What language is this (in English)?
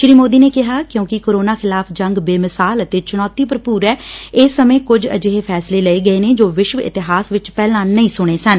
Punjabi